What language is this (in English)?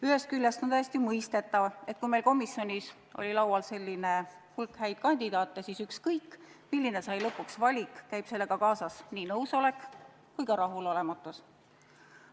Estonian